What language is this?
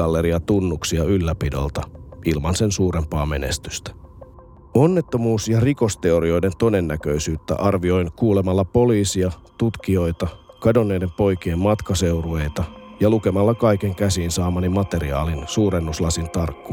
Finnish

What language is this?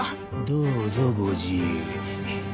Japanese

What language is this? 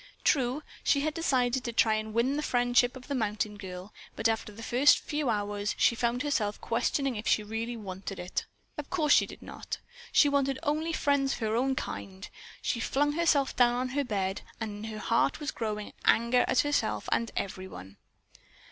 English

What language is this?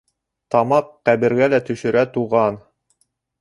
Bashkir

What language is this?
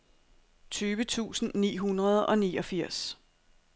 Danish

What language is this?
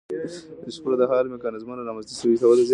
Pashto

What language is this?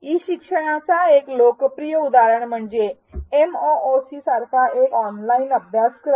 Marathi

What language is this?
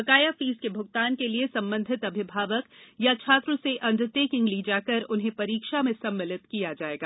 Hindi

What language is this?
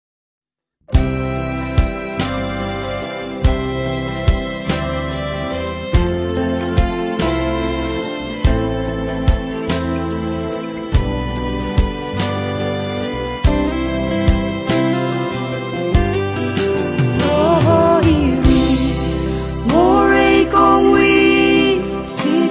Marathi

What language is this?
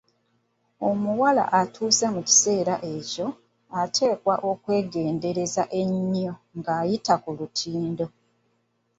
Ganda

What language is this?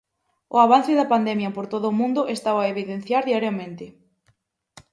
Galician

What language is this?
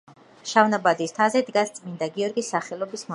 Georgian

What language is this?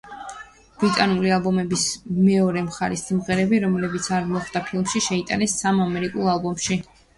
Georgian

